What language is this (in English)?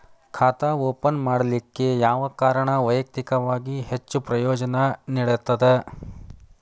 Kannada